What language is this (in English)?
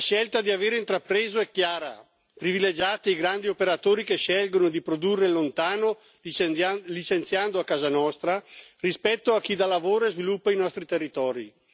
Italian